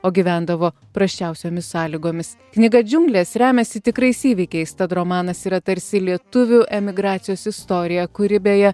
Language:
Lithuanian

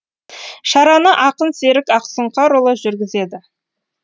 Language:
Kazakh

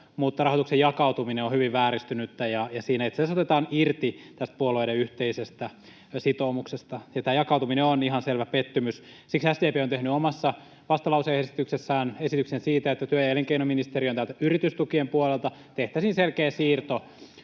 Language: Finnish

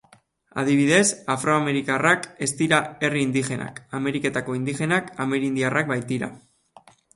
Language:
Basque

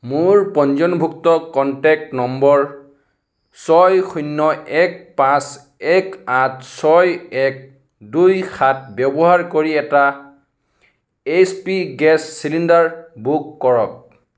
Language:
Assamese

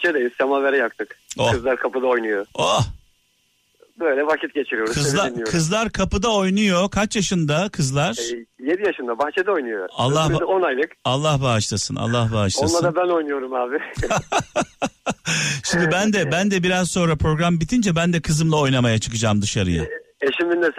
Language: Turkish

